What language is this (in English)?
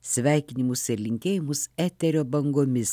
Lithuanian